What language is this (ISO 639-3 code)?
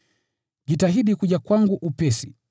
swa